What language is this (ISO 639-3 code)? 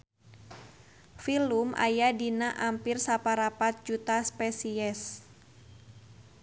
sun